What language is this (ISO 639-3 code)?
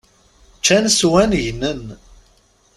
kab